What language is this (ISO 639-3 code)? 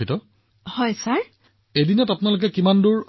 asm